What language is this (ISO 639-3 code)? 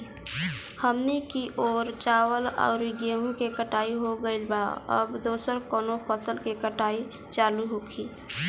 bho